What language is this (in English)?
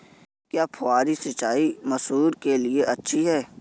Hindi